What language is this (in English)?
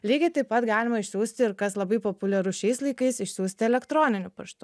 Lithuanian